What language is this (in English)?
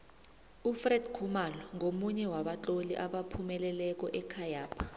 South Ndebele